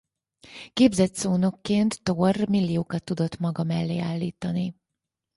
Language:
Hungarian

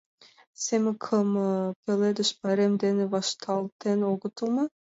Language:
Mari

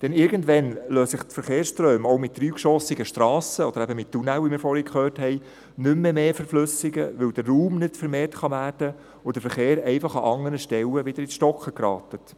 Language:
Swiss German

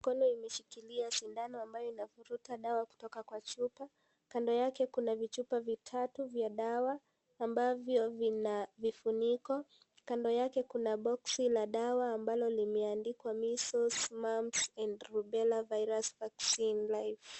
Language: Swahili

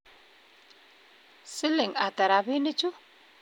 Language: Kalenjin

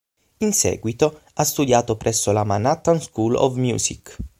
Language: Italian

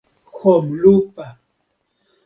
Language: Esperanto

